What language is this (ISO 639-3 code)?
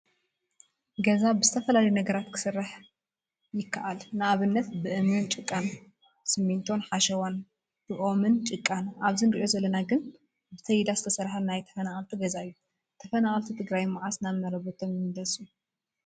tir